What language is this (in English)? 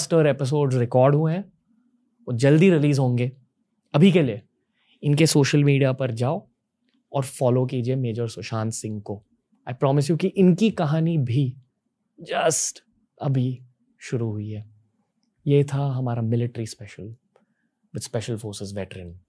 Hindi